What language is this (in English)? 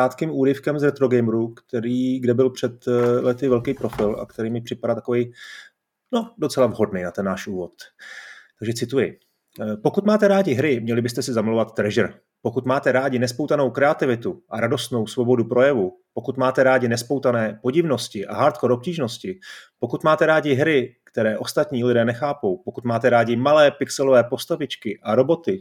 Czech